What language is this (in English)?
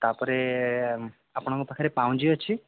Odia